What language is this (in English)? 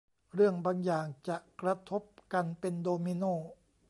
Thai